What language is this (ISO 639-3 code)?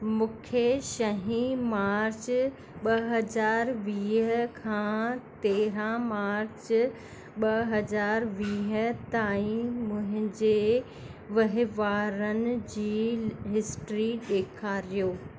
snd